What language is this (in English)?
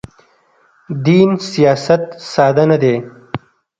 Pashto